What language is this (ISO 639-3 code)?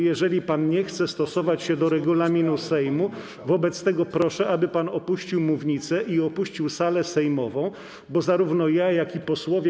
pol